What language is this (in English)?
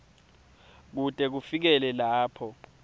Swati